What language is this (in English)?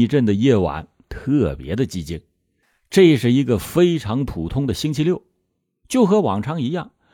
Chinese